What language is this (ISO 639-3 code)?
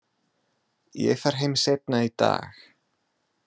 isl